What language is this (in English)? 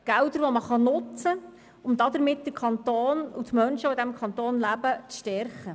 Swiss German